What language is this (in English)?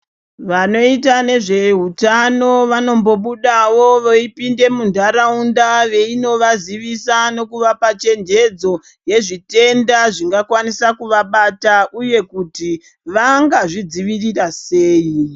Ndau